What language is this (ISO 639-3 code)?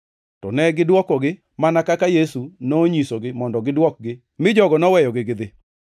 luo